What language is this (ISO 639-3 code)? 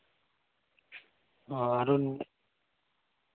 sat